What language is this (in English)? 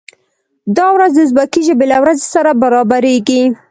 Pashto